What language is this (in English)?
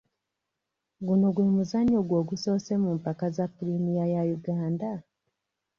Ganda